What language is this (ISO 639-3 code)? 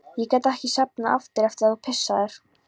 isl